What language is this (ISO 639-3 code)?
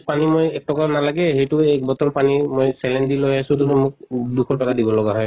asm